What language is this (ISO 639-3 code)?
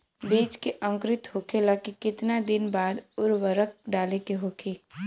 bho